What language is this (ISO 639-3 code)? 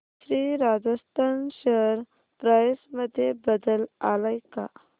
mar